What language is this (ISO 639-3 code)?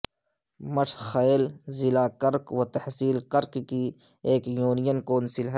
urd